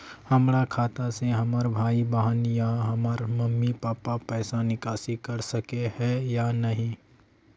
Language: Magahi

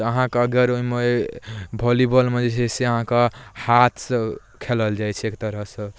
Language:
Maithili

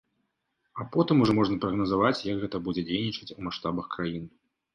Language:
Belarusian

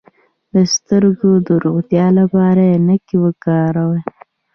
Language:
Pashto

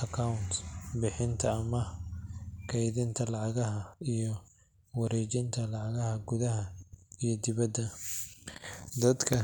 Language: Somali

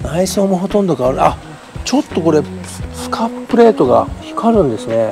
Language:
Japanese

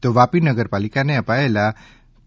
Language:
Gujarati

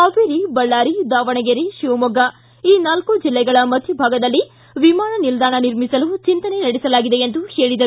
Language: Kannada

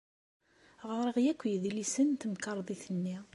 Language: Kabyle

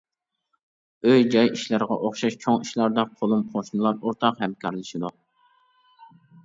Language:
Uyghur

